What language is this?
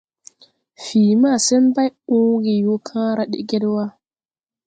Tupuri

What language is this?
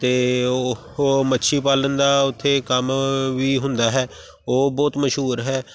Punjabi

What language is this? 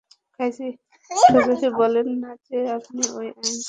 Bangla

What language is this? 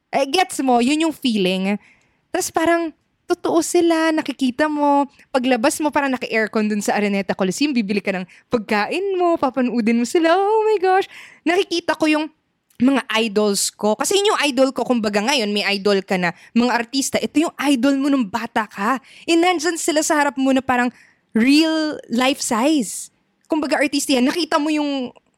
Filipino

